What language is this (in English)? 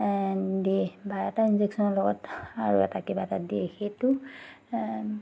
Assamese